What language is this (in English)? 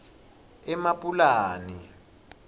Swati